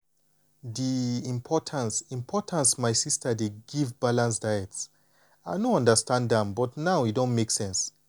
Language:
Nigerian Pidgin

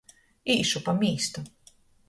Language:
Latgalian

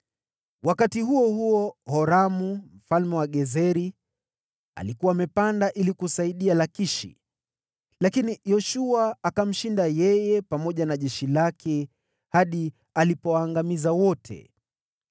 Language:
Swahili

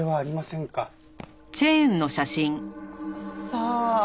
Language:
Japanese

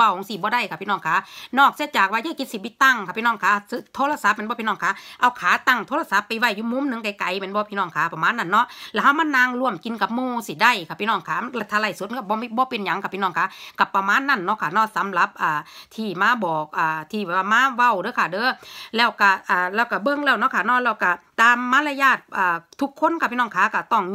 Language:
Thai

